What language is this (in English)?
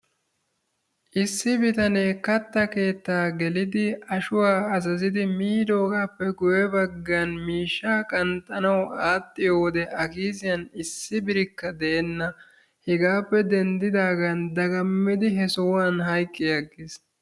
Wolaytta